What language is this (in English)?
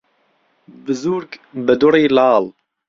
Central Kurdish